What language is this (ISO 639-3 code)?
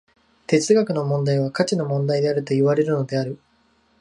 jpn